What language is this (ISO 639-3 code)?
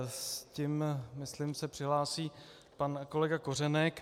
ces